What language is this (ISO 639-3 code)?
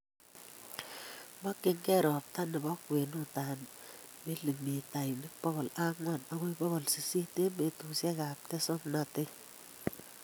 kln